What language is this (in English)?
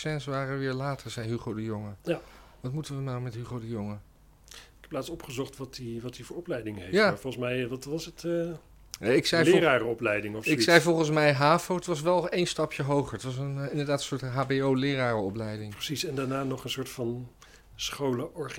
Dutch